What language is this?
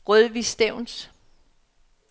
Danish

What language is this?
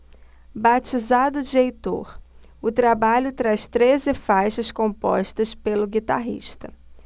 Portuguese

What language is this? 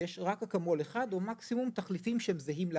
Hebrew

